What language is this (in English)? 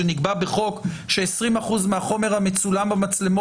Hebrew